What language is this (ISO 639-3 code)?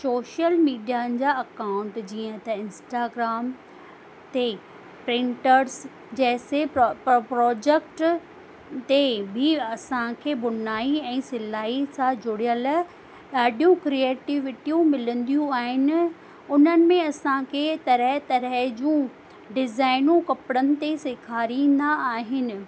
snd